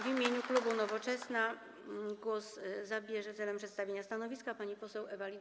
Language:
Polish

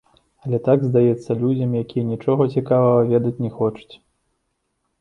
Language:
Belarusian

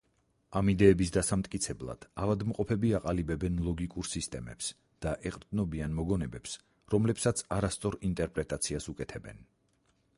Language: Georgian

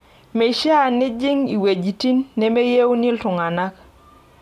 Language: Masai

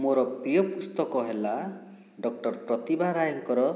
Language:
Odia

